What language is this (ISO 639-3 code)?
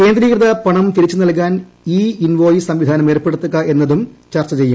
mal